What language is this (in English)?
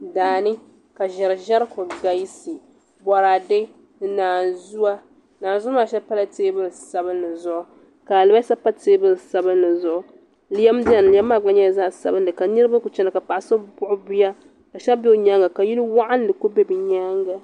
Dagbani